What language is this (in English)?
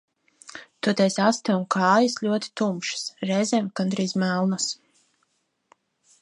Latvian